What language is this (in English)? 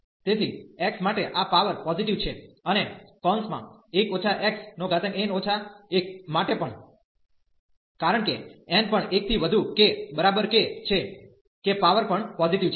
Gujarati